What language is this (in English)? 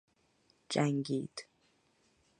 Persian